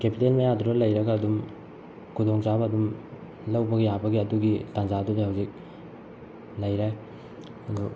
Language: Manipuri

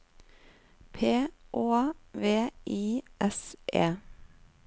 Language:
Norwegian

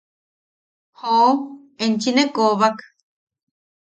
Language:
Yaqui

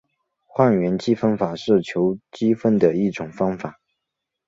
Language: Chinese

